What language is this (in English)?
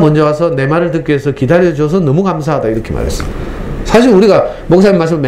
Korean